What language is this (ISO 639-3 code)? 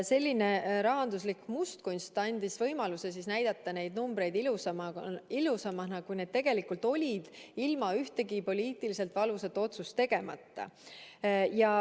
est